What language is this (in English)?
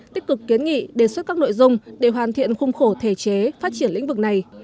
Vietnamese